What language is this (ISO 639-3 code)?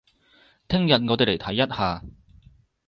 yue